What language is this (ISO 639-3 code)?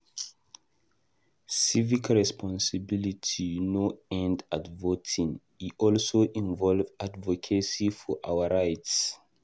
pcm